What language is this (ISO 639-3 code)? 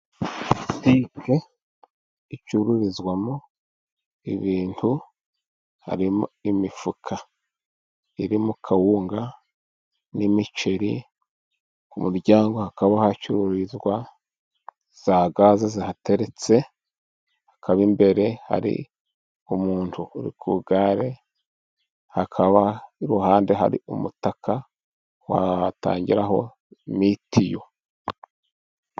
kin